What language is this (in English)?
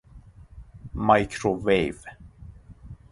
Persian